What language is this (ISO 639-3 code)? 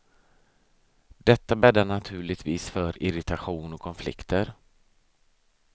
swe